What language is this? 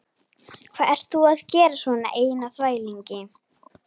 Icelandic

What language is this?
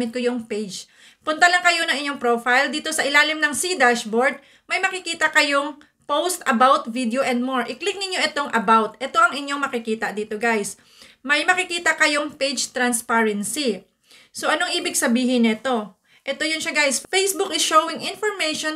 Filipino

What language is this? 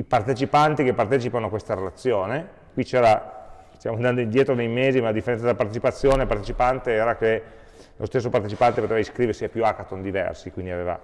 Italian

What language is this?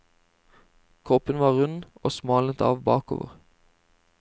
Norwegian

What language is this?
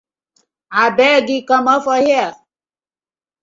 Nigerian Pidgin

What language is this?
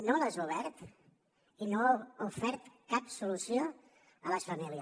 Catalan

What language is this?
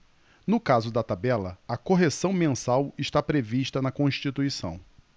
Portuguese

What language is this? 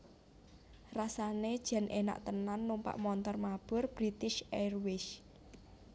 Javanese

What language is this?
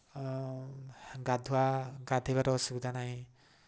Odia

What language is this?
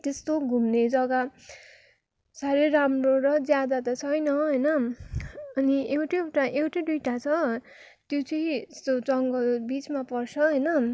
Nepali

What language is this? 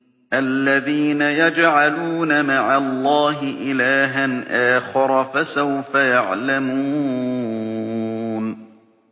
Arabic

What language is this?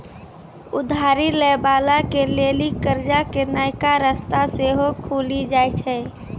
Maithili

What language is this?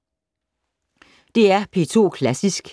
Danish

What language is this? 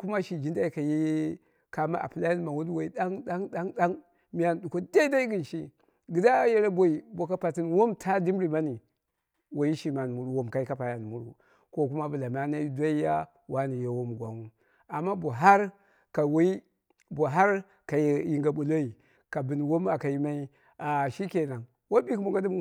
Dera (Nigeria)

